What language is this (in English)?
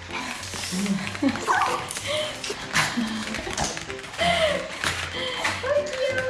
Korean